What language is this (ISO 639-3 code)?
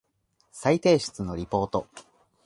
jpn